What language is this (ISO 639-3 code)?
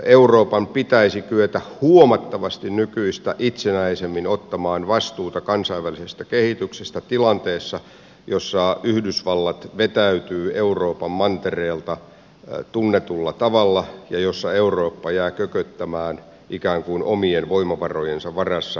fin